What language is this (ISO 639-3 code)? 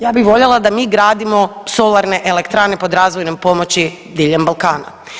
hrv